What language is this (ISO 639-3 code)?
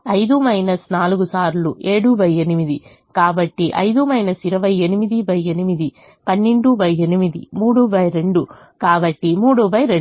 tel